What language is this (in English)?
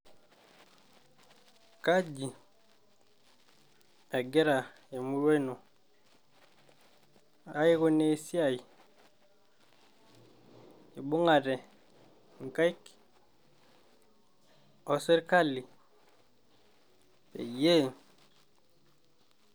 Masai